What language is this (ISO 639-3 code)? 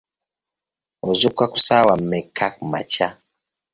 lug